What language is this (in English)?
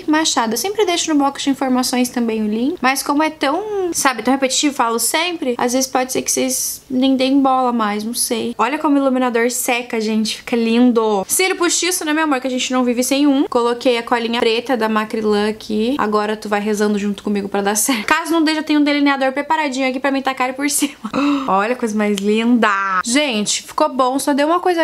Portuguese